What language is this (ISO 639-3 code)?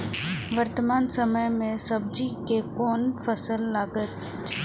mai